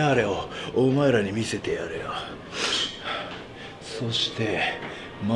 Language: Japanese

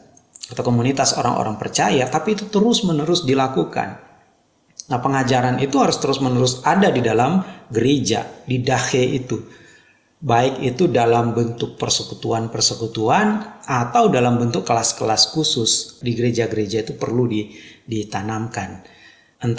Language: Indonesian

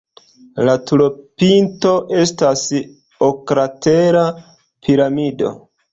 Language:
Esperanto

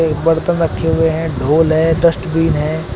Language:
Hindi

